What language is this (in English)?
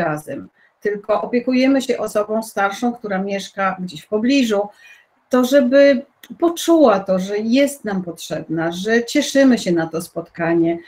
Polish